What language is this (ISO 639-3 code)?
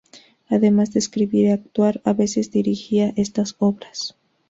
spa